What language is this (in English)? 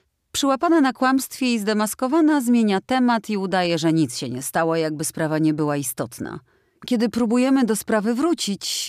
Polish